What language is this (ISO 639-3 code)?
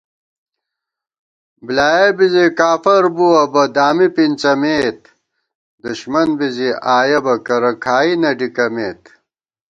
gwt